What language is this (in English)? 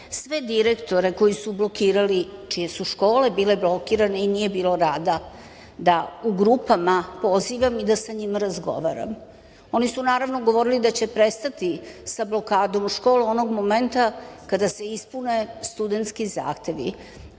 Serbian